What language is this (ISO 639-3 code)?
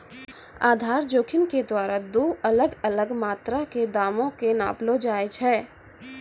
mai